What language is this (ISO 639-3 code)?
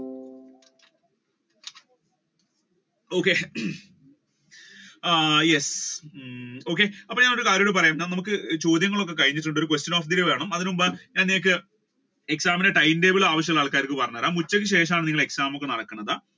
mal